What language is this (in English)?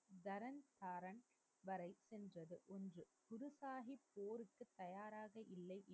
Tamil